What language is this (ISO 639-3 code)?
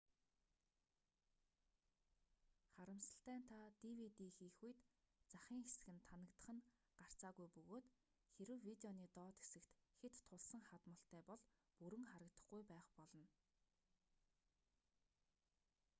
mon